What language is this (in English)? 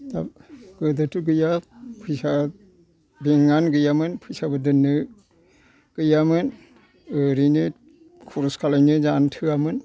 Bodo